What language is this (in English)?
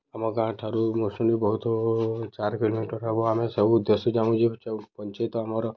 Odia